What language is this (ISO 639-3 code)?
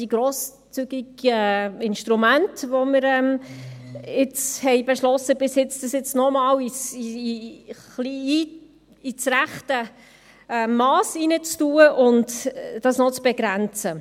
gsw